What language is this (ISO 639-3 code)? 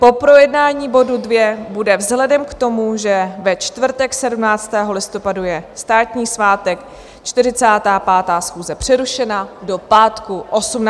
ces